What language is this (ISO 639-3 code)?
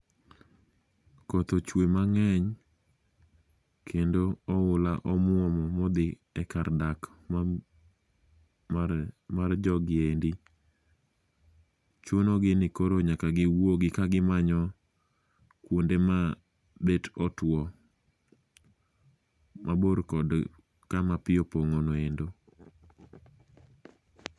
luo